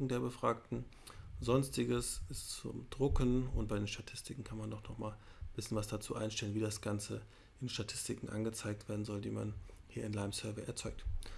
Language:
German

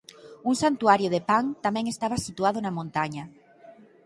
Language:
Galician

